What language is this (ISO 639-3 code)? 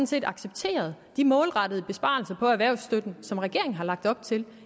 dan